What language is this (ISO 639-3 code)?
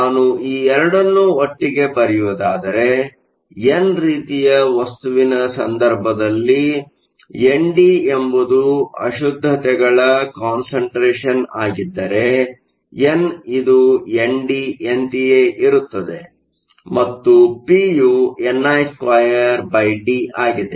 kan